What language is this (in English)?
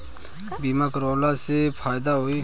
Bhojpuri